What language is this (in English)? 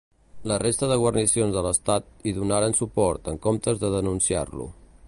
Catalan